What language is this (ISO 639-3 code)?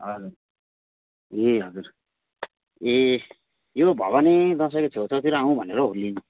nep